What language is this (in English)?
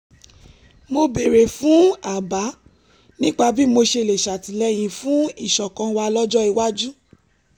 Yoruba